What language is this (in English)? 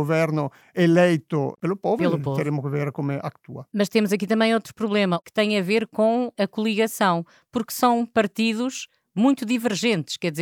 Portuguese